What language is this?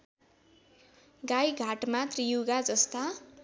Nepali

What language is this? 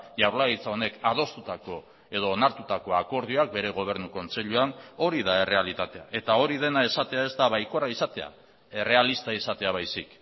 Basque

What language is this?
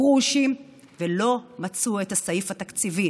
Hebrew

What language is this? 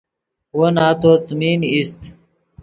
Yidgha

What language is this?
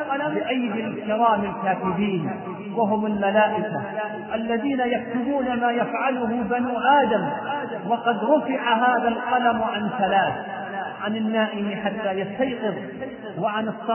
Arabic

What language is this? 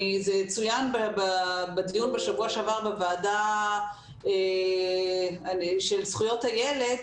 Hebrew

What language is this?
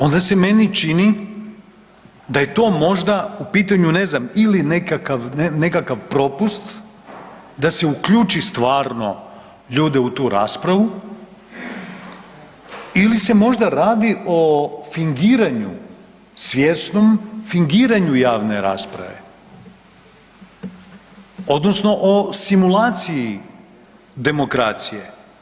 Croatian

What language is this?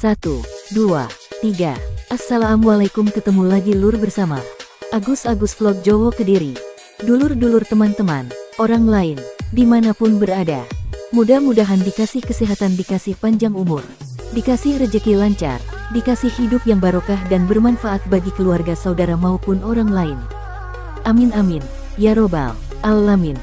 Indonesian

